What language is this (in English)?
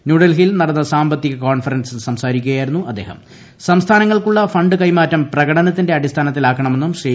Malayalam